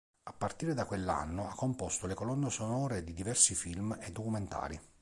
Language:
Italian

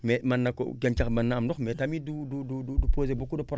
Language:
Wolof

